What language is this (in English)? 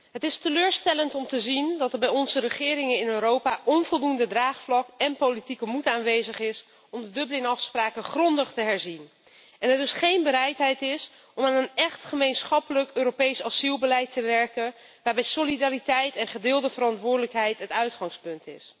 Dutch